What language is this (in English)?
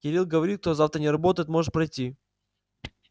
Russian